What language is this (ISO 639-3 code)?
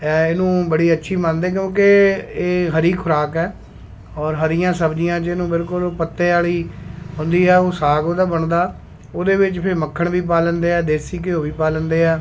pan